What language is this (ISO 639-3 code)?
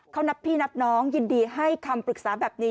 tha